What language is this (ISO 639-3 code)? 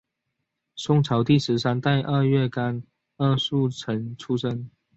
zho